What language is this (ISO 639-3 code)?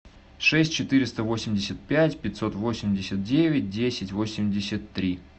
rus